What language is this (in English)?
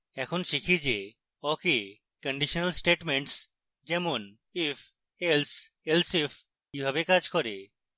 Bangla